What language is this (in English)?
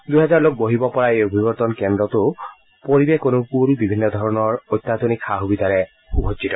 Assamese